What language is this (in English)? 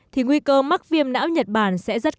Vietnamese